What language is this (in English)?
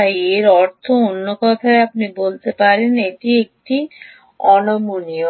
Bangla